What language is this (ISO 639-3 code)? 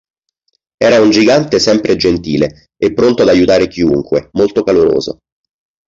ita